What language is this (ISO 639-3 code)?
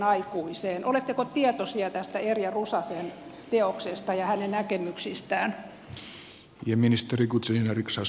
fin